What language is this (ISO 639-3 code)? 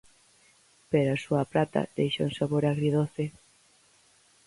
glg